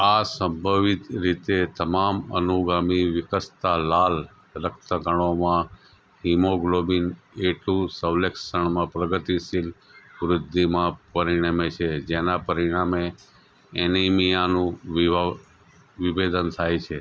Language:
Gujarati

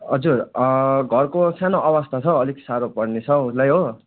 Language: Nepali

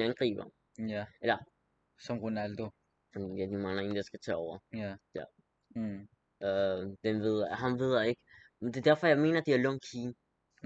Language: Danish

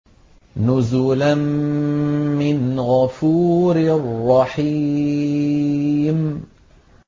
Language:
Arabic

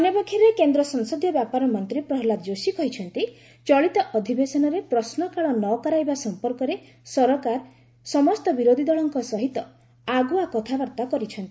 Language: Odia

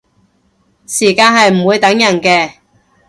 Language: Cantonese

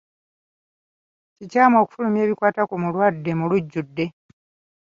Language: Ganda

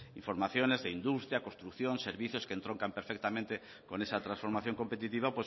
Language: Spanish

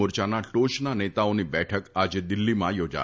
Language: Gujarati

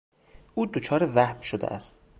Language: Persian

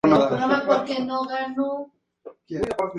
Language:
Spanish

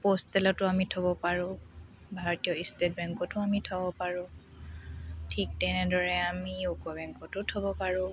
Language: Assamese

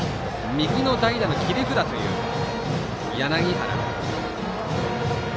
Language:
Japanese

